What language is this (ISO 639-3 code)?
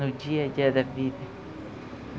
por